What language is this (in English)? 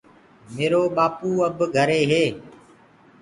Gurgula